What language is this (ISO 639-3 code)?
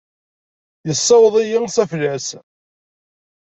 kab